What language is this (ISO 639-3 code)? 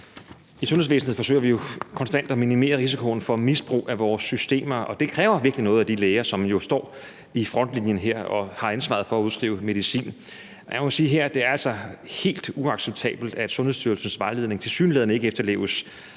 dan